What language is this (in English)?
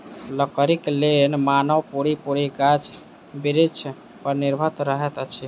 Maithili